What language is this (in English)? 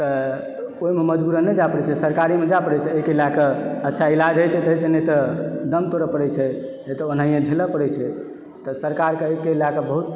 Maithili